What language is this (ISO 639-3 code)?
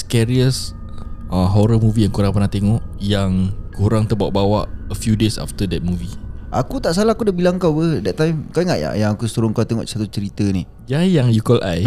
msa